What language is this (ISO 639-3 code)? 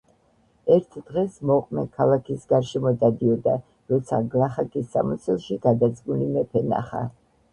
kat